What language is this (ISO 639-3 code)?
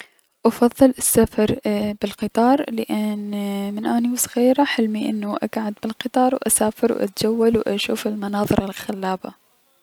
acm